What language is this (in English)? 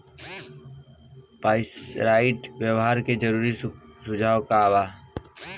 Bhojpuri